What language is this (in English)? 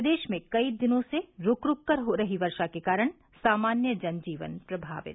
Hindi